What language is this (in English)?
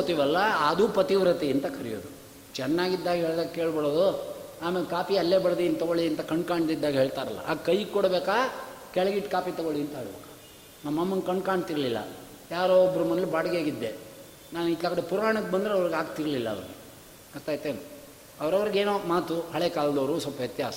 Kannada